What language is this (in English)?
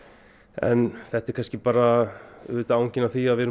Icelandic